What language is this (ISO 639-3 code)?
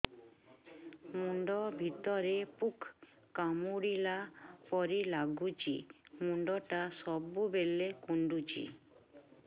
ori